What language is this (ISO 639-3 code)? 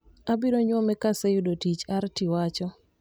luo